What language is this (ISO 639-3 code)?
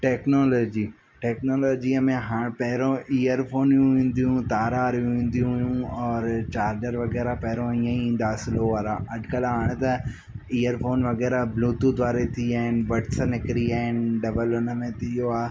snd